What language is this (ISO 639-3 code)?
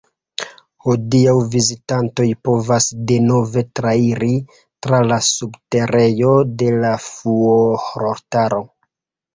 epo